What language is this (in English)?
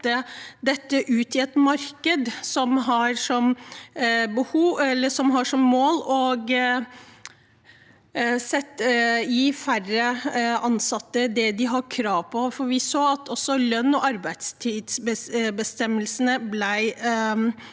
Norwegian